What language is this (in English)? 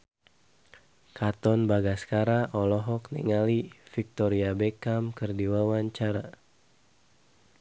Sundanese